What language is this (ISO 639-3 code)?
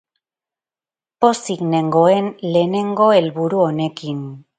eus